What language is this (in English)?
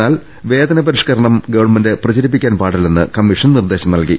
Malayalam